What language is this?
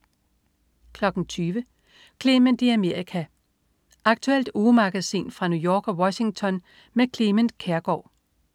Danish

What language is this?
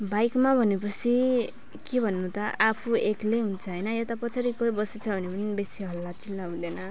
Nepali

